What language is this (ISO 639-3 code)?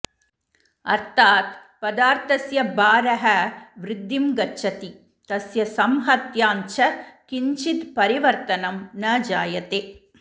san